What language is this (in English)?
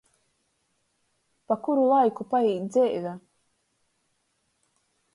Latgalian